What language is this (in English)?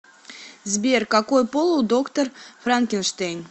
Russian